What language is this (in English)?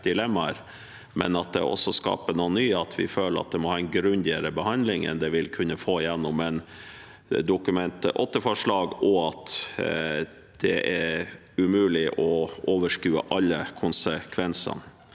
Norwegian